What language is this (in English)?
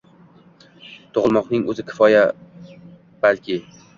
Uzbek